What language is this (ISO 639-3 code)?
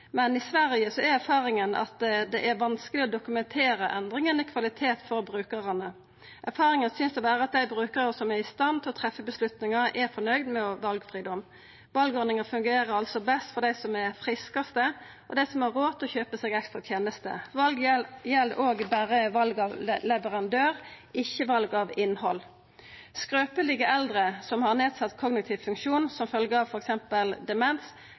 nno